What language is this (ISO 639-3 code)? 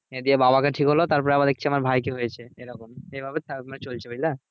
ben